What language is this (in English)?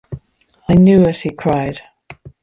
English